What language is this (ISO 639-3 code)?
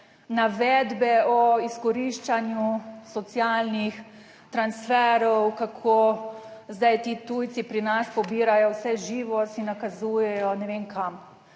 slv